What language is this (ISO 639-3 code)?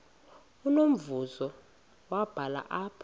xho